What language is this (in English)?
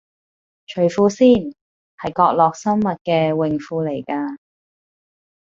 Cantonese